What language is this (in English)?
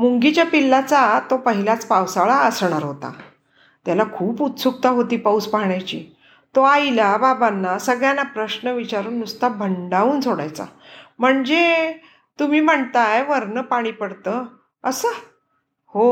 Marathi